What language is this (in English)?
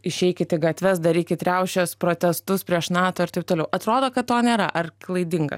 Lithuanian